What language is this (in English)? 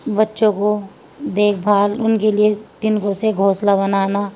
Urdu